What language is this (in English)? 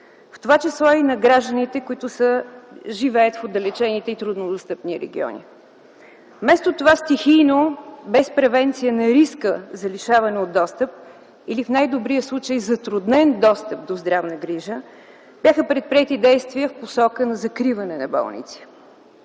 Bulgarian